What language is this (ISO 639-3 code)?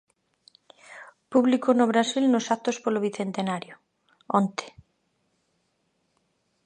glg